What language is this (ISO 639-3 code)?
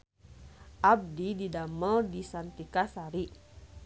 sun